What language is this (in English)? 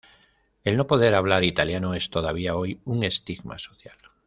Spanish